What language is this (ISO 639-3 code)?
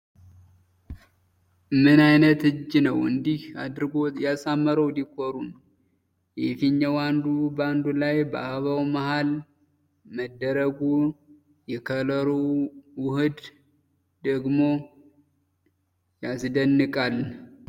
amh